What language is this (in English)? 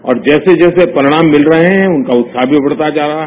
Hindi